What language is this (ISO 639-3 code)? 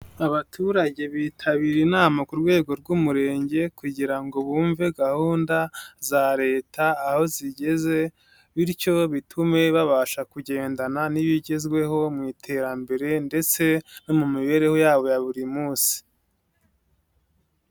kin